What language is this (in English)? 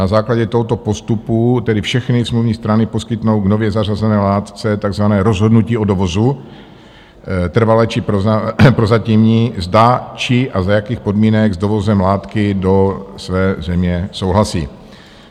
Czech